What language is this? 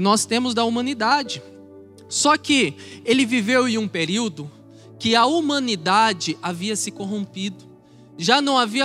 Portuguese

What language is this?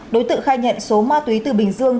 Vietnamese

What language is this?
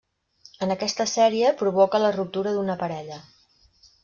Catalan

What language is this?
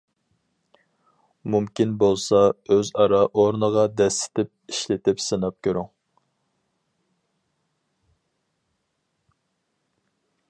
Uyghur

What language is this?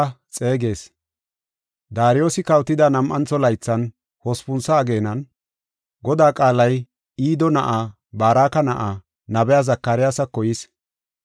Gofa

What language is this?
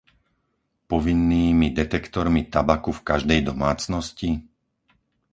Slovak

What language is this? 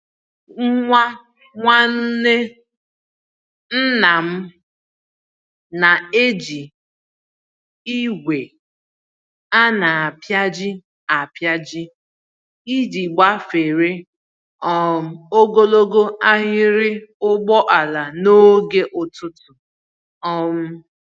Igbo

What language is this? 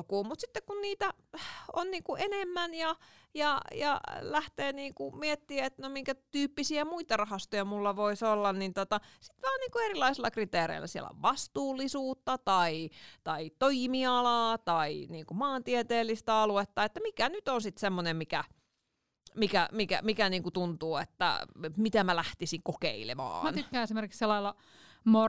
Finnish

